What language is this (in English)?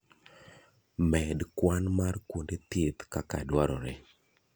Luo (Kenya and Tanzania)